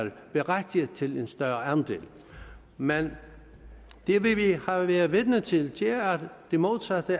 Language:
Danish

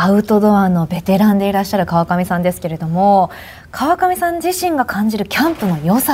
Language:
Japanese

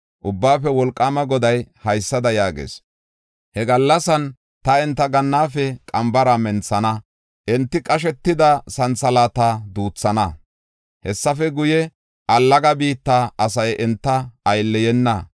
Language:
Gofa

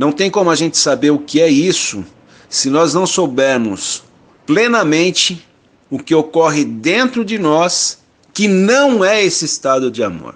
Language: Portuguese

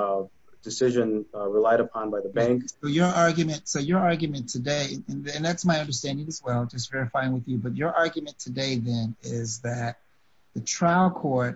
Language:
English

